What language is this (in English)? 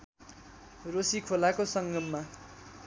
Nepali